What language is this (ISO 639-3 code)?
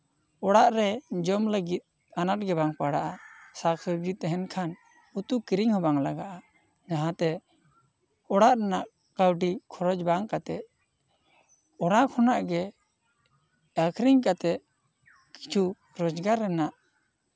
sat